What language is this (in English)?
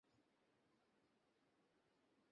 Bangla